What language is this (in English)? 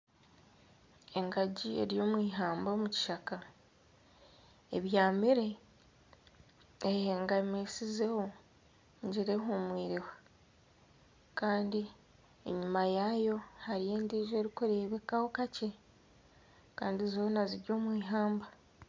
Nyankole